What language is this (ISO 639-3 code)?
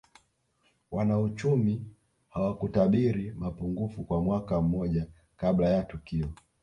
swa